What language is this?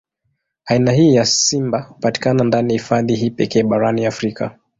Swahili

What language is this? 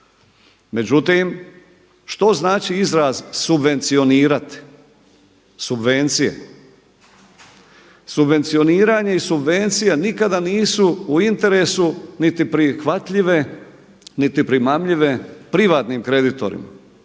Croatian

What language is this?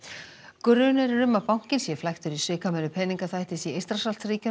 Icelandic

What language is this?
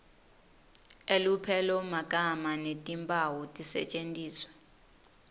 Swati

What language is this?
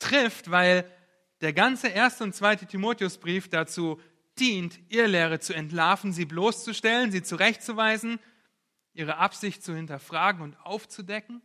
German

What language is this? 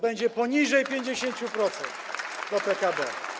Polish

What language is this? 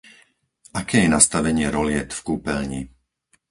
Slovak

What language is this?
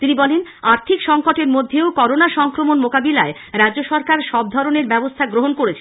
Bangla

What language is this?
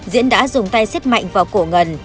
Vietnamese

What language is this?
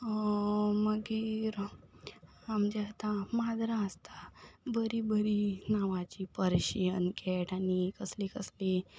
Konkani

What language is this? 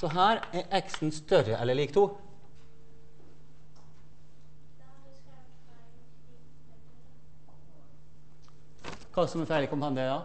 Norwegian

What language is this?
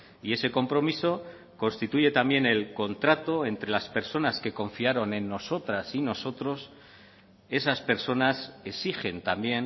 Spanish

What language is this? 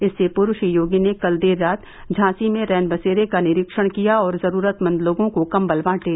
Hindi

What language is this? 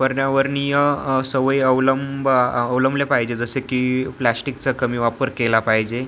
Marathi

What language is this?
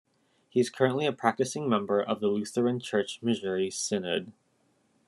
English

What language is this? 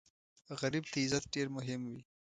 Pashto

